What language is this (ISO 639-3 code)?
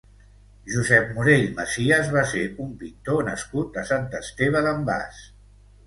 cat